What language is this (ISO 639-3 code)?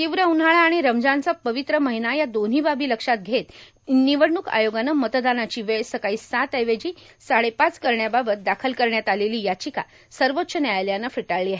mar